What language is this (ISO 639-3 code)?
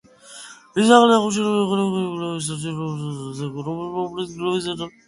kat